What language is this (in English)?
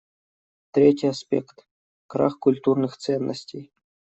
Russian